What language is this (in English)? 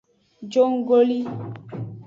Aja (Benin)